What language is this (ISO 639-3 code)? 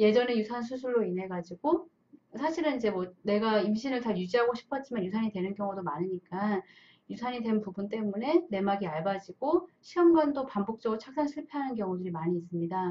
kor